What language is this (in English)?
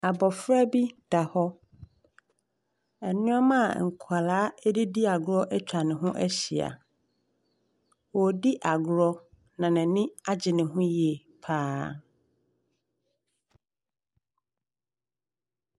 Akan